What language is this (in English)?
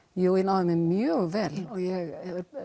Icelandic